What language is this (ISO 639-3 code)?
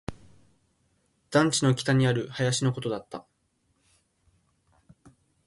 jpn